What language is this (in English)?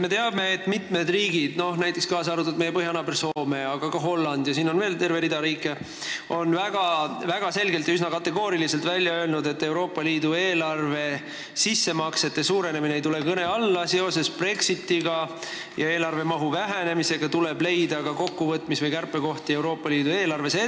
Estonian